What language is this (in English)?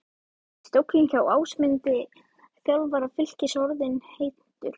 Icelandic